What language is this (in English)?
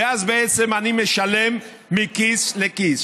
Hebrew